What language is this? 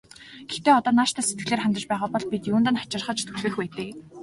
Mongolian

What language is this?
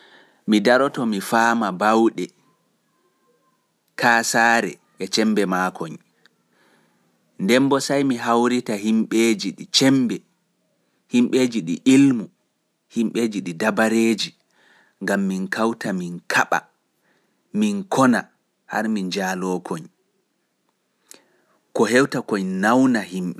Fula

